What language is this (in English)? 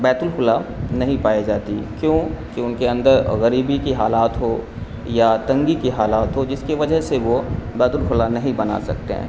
Urdu